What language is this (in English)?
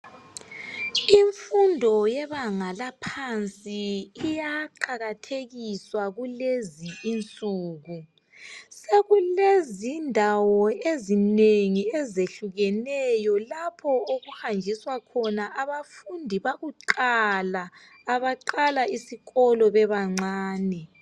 North Ndebele